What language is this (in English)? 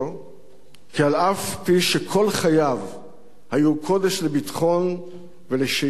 Hebrew